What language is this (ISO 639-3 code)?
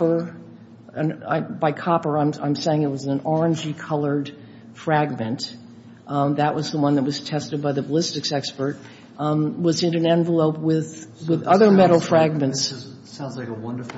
eng